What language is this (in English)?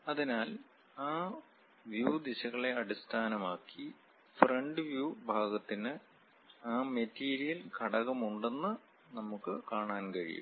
Malayalam